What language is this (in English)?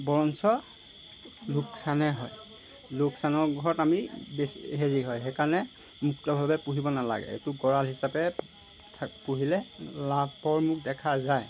Assamese